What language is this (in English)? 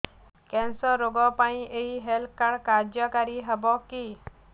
Odia